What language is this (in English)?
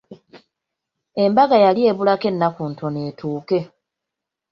Ganda